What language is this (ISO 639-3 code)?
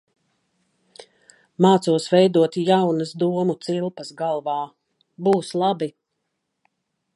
lav